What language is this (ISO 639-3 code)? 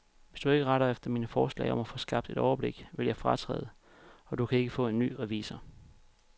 dan